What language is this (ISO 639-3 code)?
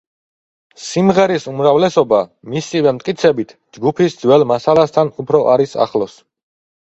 kat